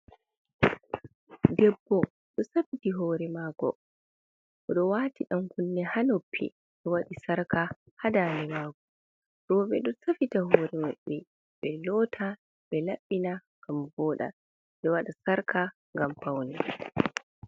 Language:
Fula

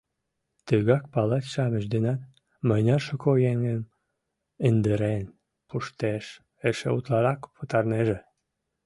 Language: Mari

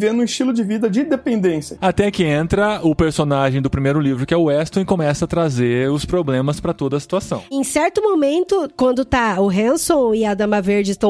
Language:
Portuguese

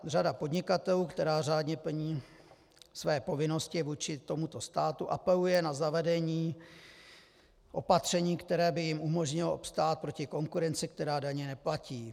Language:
Czech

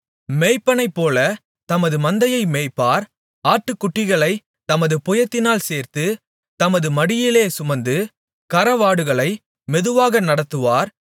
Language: Tamil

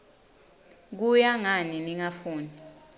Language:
Swati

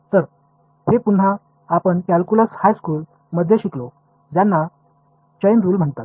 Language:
Marathi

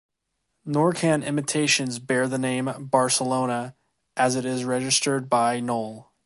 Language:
English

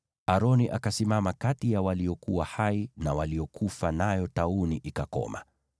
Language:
Swahili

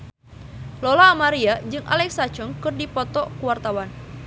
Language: Sundanese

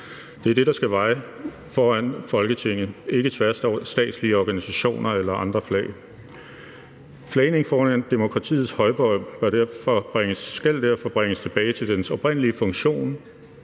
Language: Danish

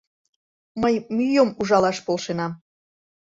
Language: Mari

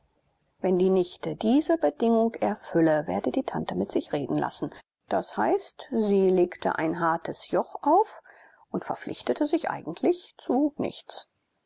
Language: German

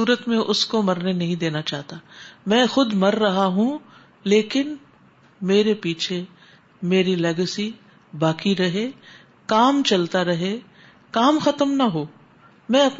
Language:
Urdu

